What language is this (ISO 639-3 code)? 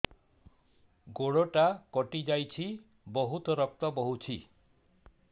ori